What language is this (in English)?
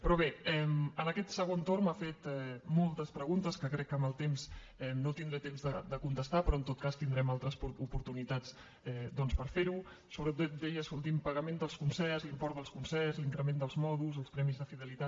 Catalan